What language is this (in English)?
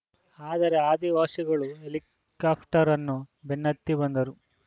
Kannada